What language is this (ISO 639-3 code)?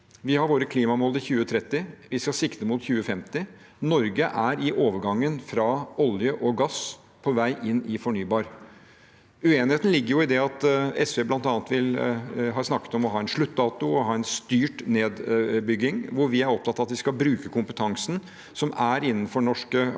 nor